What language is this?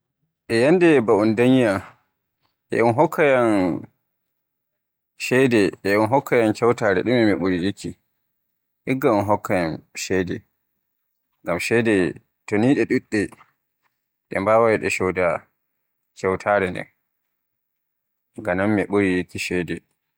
Borgu Fulfulde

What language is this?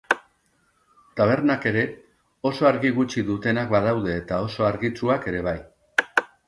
Basque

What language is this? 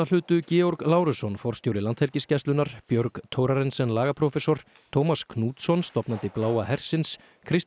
Icelandic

